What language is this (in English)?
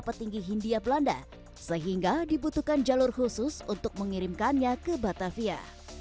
Indonesian